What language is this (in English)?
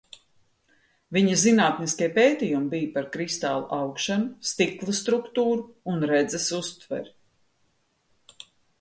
Latvian